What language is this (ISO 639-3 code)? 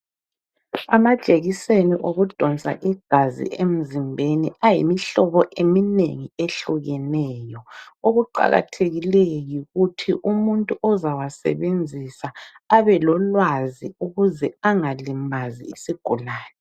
nde